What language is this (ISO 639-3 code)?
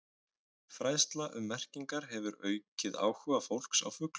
isl